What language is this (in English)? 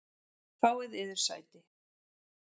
Icelandic